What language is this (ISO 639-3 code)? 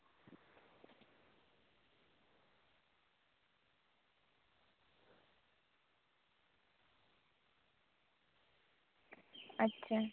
sat